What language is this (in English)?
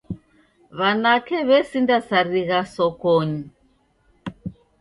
Taita